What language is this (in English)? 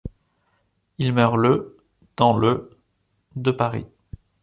French